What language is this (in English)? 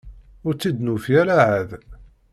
Kabyle